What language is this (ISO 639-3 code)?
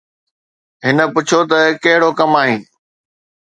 snd